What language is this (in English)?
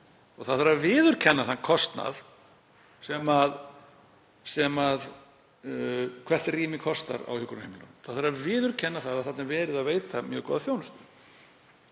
Icelandic